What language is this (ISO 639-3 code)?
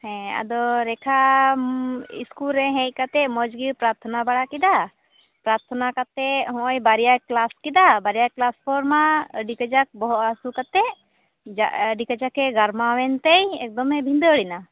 sat